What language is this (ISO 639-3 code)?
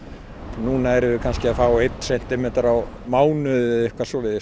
isl